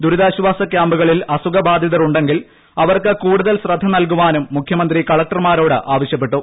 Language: Malayalam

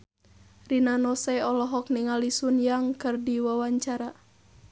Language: Sundanese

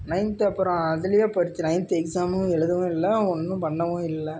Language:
Tamil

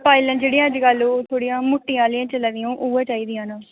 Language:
Dogri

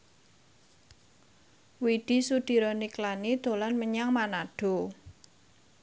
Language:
Javanese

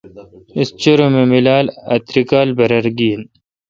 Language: Kalkoti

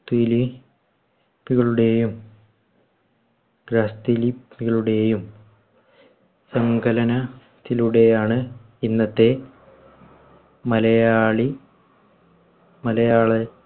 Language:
Malayalam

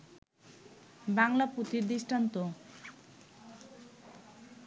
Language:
Bangla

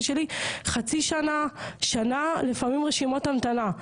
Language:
Hebrew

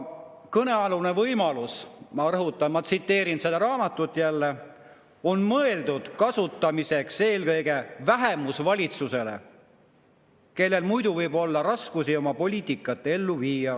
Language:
Estonian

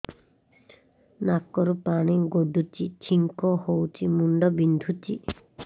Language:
Odia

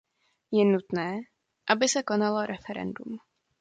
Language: Czech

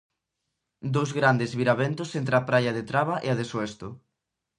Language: Galician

